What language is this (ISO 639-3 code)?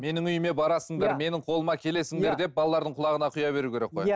kaz